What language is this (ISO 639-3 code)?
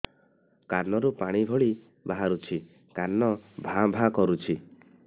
ori